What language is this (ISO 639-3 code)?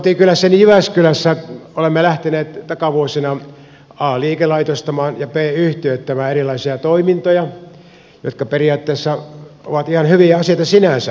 fin